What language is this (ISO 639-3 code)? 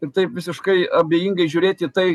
lit